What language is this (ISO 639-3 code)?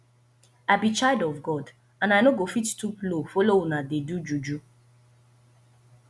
pcm